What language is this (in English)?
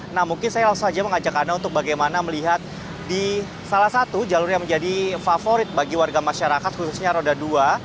Indonesian